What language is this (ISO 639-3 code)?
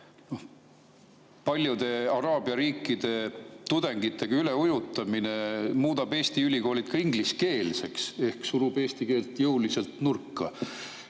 est